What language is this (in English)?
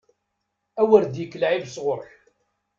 Kabyle